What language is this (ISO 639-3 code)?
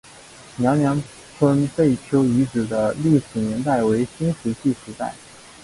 zho